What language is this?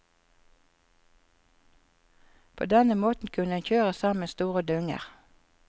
Norwegian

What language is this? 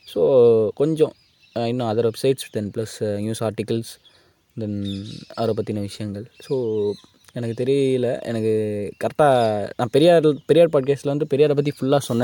Tamil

